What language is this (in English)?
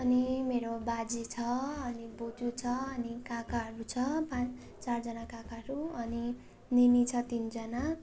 Nepali